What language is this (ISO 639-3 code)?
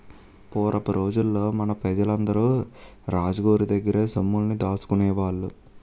tel